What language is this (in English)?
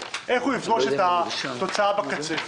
Hebrew